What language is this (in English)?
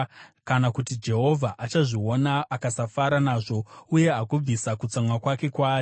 Shona